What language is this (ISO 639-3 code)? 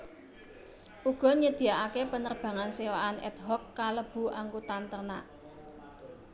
jav